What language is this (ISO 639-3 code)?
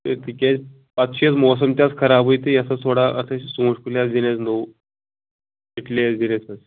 kas